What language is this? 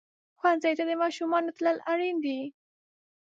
Pashto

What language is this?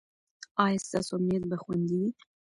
Pashto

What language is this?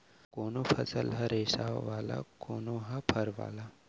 Chhattisgarhi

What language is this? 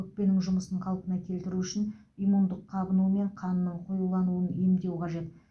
Kazakh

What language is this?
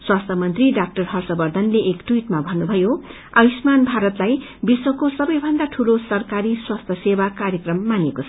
Nepali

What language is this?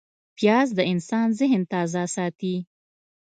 Pashto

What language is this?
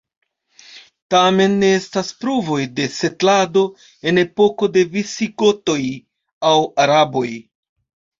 Esperanto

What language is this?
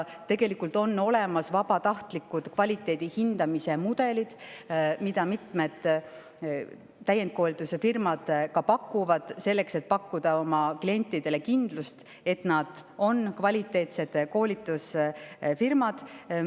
Estonian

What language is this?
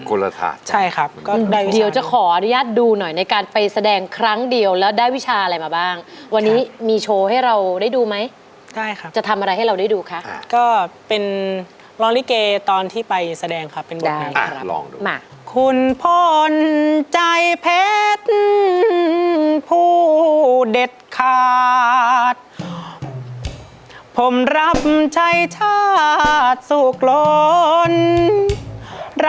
Thai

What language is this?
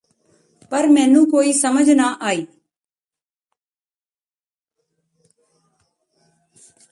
Punjabi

